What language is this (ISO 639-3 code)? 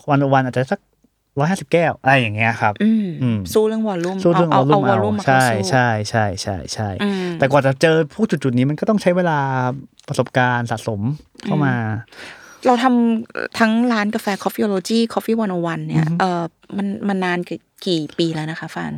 tha